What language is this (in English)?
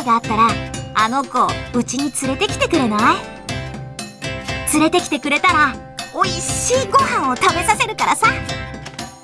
Japanese